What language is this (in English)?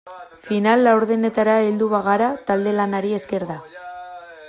Basque